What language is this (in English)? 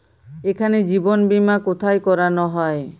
Bangla